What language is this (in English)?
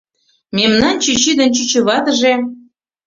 Mari